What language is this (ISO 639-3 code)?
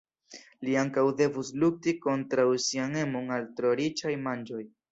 epo